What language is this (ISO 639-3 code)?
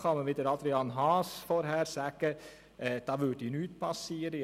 gsw